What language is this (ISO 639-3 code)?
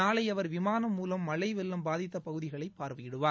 tam